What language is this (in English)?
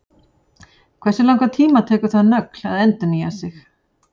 Icelandic